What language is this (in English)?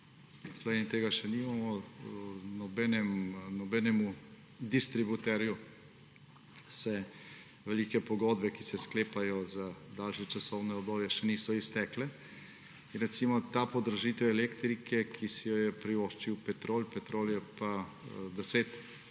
Slovenian